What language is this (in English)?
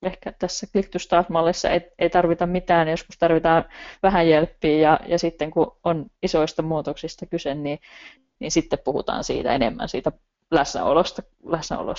Finnish